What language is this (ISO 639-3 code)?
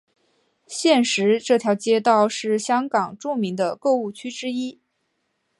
zho